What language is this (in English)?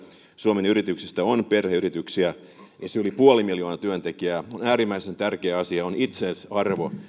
Finnish